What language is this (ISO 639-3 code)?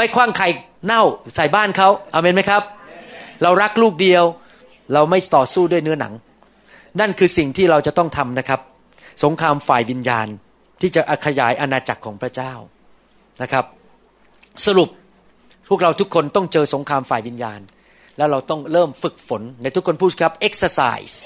tha